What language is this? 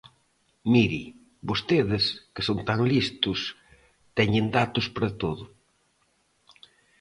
Galician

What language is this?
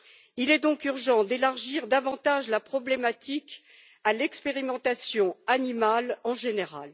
French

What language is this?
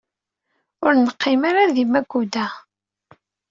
Kabyle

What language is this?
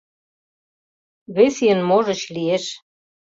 Mari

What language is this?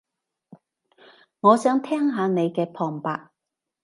Cantonese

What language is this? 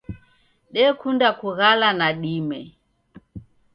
Taita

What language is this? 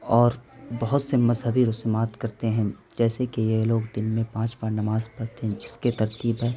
Urdu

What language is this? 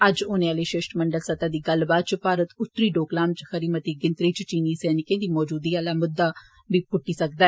Dogri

